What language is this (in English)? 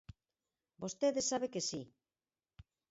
Galician